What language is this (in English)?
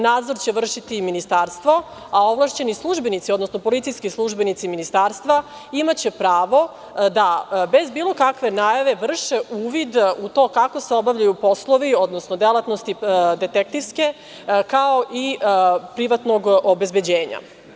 Serbian